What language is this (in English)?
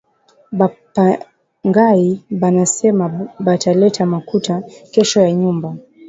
Swahili